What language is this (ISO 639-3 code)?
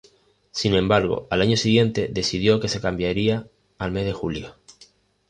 spa